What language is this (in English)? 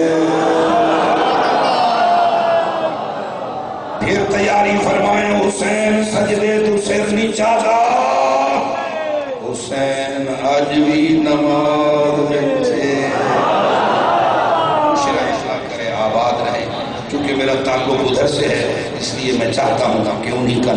Arabic